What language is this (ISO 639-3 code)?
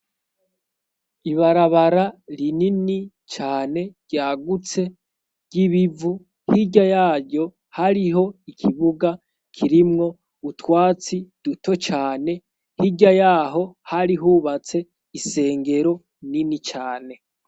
run